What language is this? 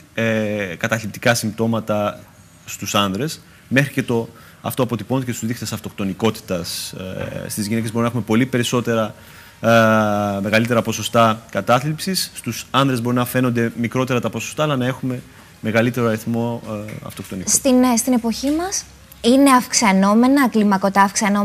Greek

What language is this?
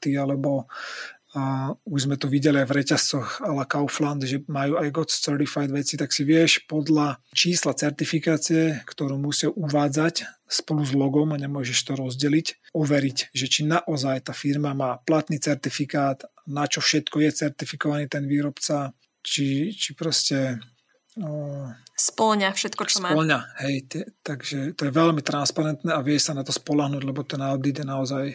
Slovak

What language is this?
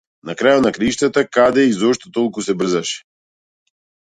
Macedonian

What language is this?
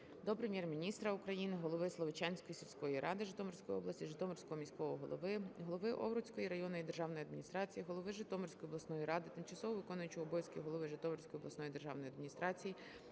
Ukrainian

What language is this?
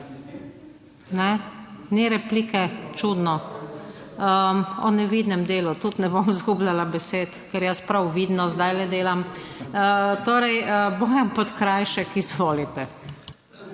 Slovenian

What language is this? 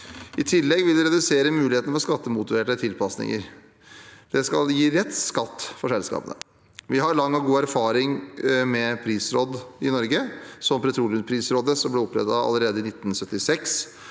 Norwegian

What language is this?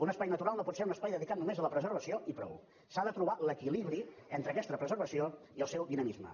Catalan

